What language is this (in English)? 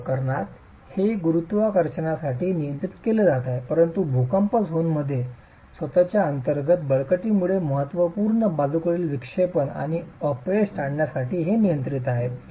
Marathi